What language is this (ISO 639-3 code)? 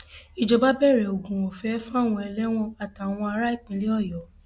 yor